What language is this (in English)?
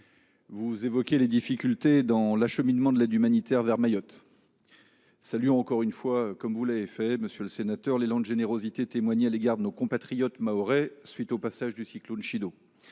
French